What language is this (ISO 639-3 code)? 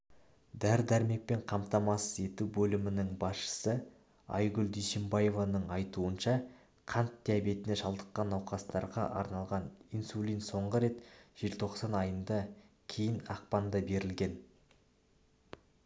kaz